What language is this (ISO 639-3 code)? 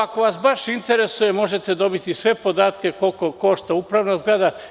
srp